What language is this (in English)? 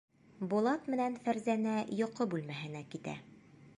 Bashkir